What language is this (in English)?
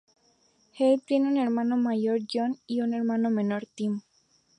Spanish